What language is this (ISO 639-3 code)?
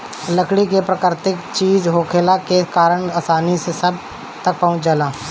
bho